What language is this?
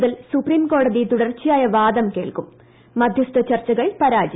Malayalam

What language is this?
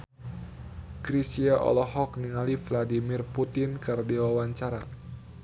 Sundanese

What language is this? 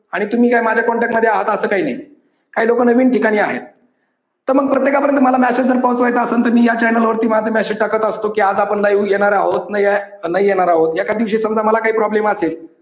Marathi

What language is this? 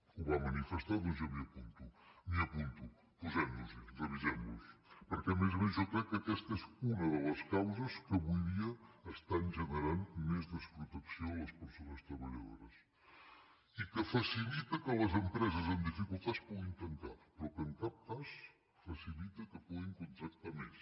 Catalan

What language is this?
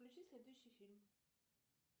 Russian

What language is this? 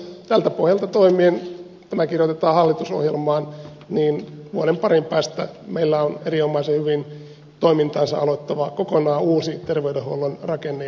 Finnish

